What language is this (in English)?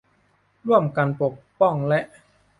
Thai